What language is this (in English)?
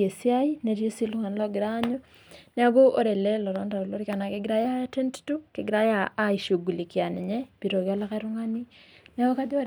Masai